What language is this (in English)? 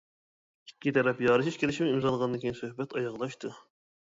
Uyghur